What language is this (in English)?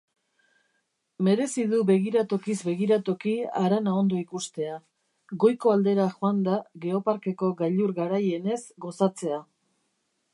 Basque